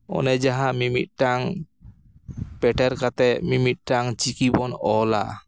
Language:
Santali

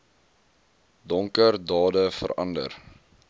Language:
Afrikaans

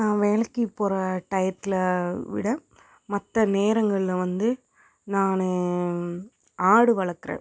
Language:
Tamil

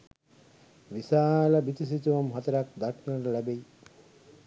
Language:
Sinhala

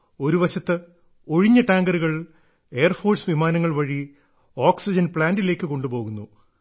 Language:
Malayalam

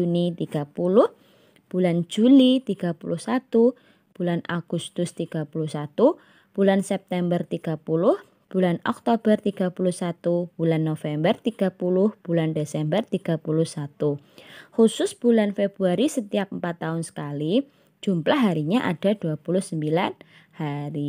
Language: Indonesian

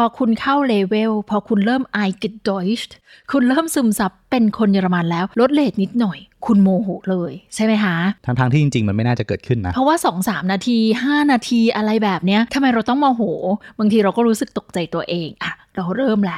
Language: Thai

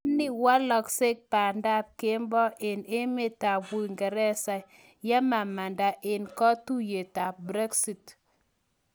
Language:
Kalenjin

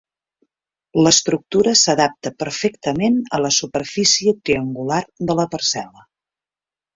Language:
Catalan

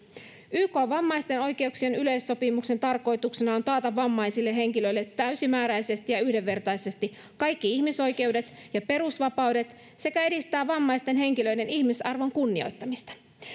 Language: Finnish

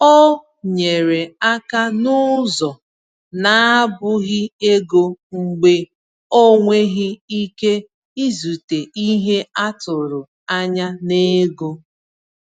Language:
Igbo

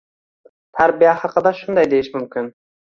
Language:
Uzbek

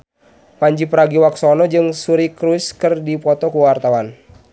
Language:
Sundanese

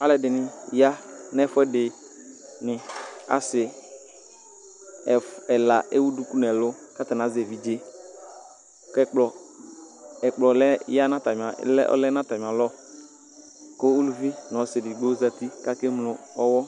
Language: Ikposo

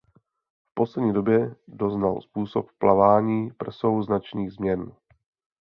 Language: Czech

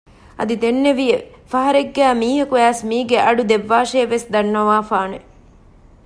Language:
Divehi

